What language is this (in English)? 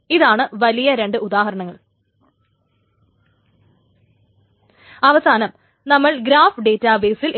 Malayalam